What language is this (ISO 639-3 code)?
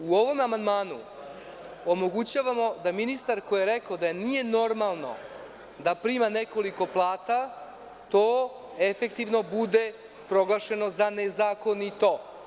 srp